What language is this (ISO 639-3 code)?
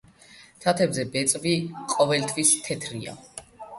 kat